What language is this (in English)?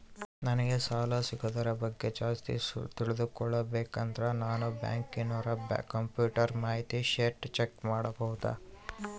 Kannada